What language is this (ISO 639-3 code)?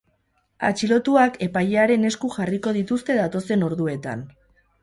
eus